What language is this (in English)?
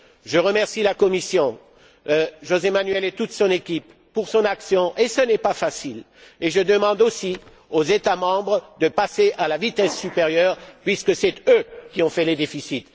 French